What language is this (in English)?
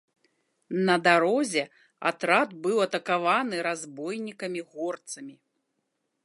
Belarusian